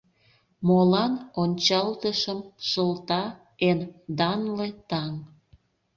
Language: Mari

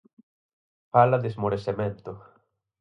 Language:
Galician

